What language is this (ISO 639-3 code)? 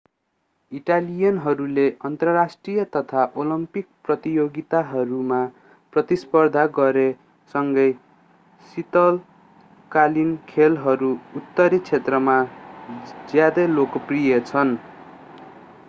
nep